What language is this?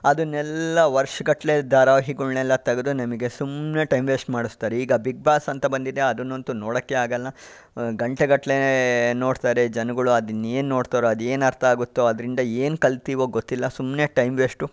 Kannada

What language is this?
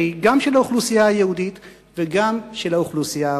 Hebrew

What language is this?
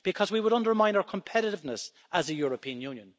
English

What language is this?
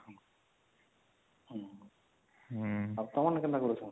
Odia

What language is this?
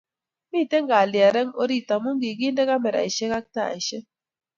Kalenjin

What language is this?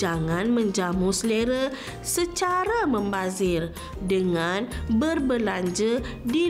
Malay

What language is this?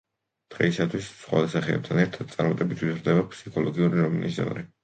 Georgian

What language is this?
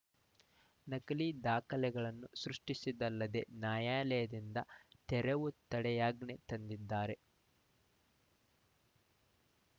Kannada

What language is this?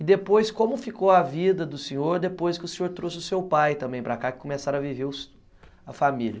Portuguese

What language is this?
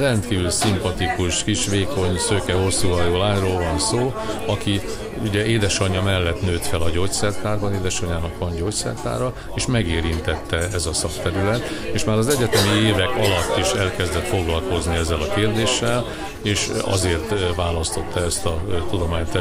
Hungarian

